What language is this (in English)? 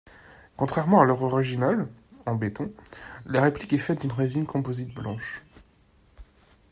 French